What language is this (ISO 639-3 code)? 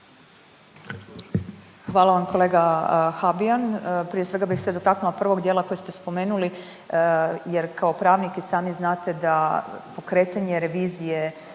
hrv